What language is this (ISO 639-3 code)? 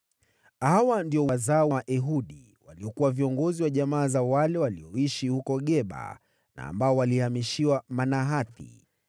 swa